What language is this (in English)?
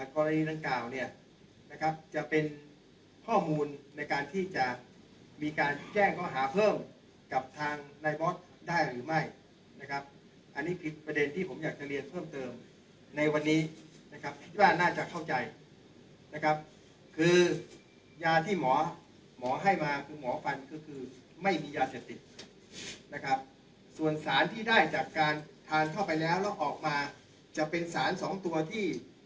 Thai